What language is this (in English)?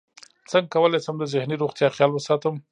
Pashto